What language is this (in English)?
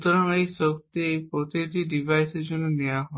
Bangla